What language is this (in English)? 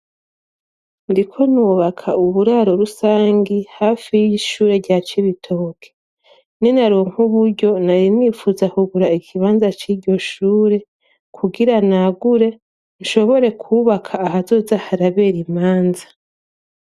Rundi